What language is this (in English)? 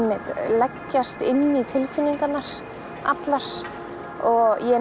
Icelandic